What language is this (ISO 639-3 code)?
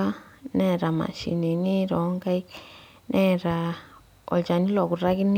mas